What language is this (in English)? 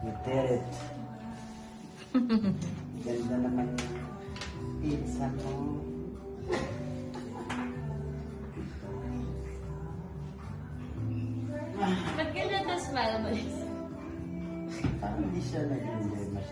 English